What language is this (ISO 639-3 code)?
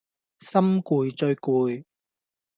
yue